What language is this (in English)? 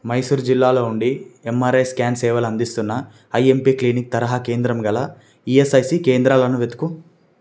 Telugu